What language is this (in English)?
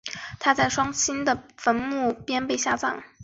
Chinese